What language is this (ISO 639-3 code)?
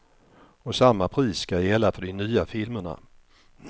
swe